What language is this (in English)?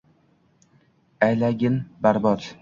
Uzbek